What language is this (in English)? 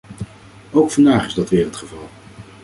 Dutch